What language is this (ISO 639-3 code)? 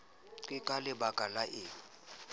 sot